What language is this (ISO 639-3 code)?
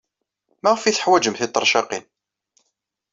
kab